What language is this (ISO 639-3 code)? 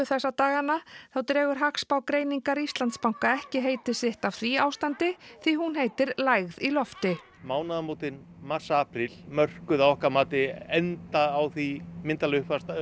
isl